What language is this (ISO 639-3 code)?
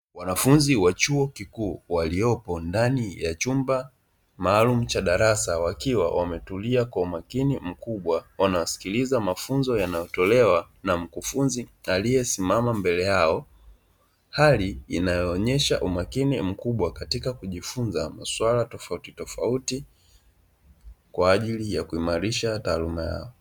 swa